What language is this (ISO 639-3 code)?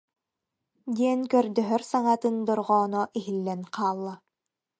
sah